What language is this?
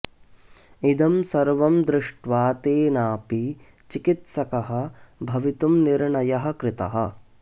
Sanskrit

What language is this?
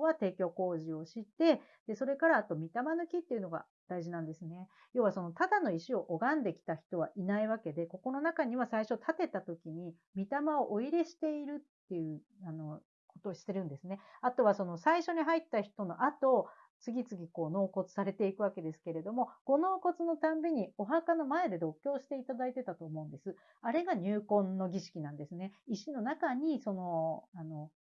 Japanese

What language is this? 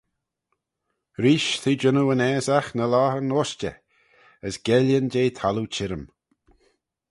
Manx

